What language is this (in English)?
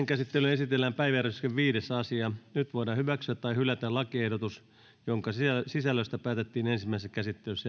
Finnish